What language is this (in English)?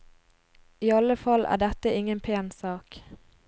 Norwegian